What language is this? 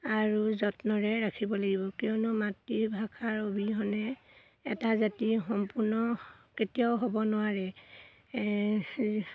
Assamese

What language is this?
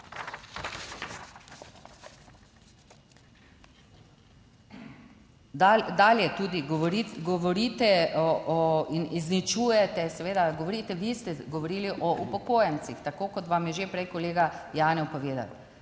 Slovenian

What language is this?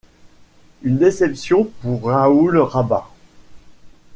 French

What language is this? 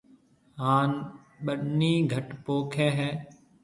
Marwari (Pakistan)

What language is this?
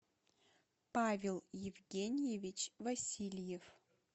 Russian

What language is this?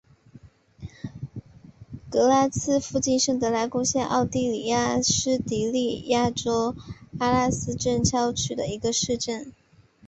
Chinese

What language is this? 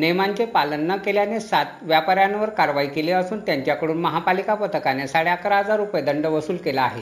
Marathi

